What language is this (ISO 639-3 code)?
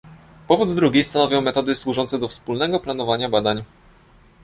pol